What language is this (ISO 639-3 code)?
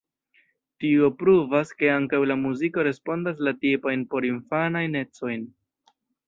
epo